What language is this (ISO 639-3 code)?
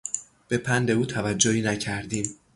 fas